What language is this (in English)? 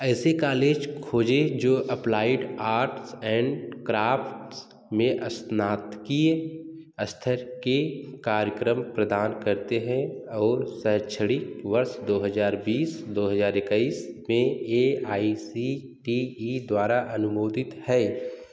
Hindi